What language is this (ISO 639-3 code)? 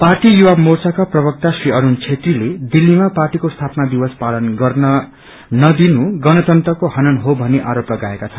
nep